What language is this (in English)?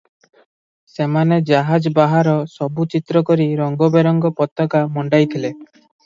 Odia